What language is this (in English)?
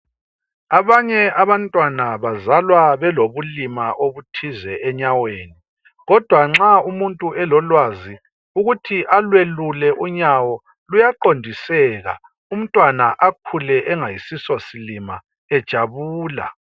North Ndebele